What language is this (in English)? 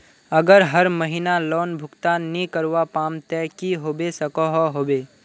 Magahi